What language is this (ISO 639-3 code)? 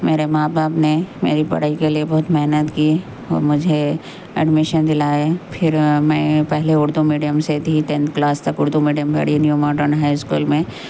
urd